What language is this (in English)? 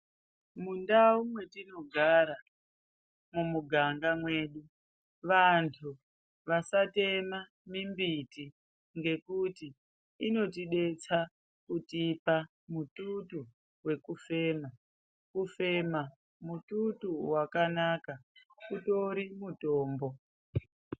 Ndau